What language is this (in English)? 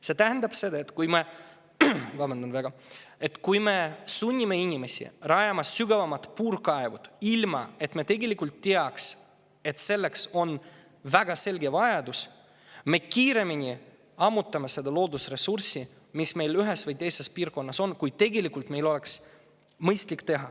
Estonian